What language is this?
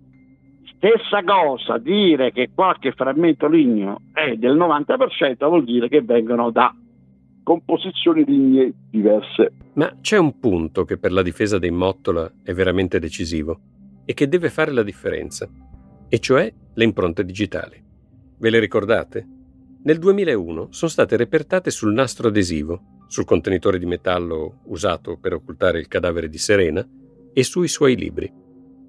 Italian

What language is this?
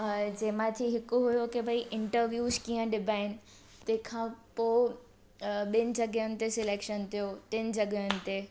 Sindhi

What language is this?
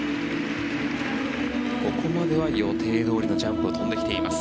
Japanese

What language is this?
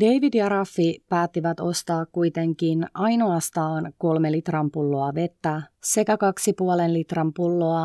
Finnish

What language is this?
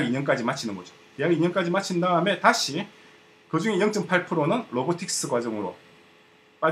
Korean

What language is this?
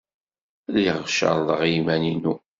Kabyle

